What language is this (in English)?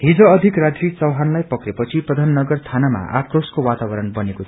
Nepali